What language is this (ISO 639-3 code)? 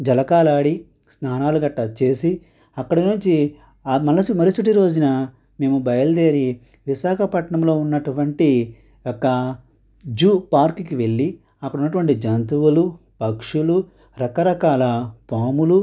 tel